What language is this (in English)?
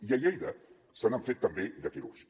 Catalan